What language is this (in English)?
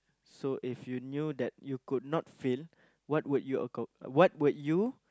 English